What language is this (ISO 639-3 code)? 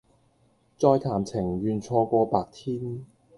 yue